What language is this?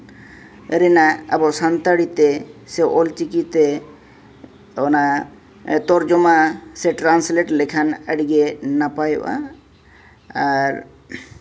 Santali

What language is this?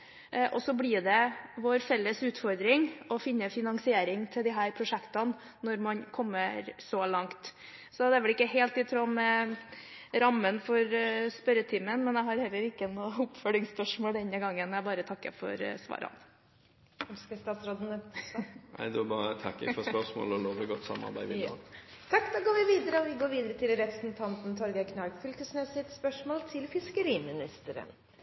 Norwegian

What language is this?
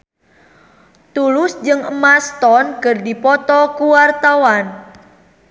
Sundanese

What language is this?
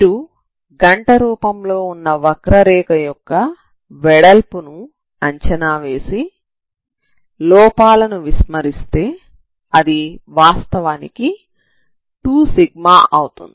Telugu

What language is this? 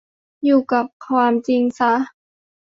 Thai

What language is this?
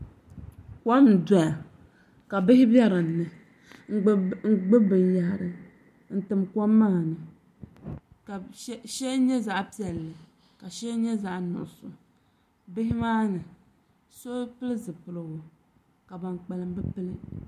Dagbani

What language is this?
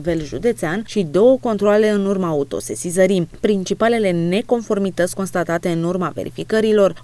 Romanian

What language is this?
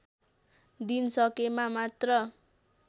Nepali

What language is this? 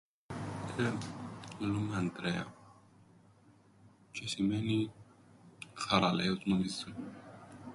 Greek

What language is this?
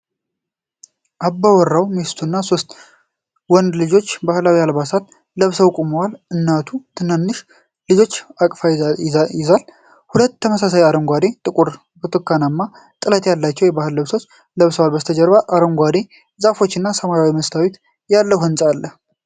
Amharic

